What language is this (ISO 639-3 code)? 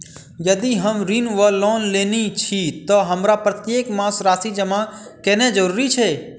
mai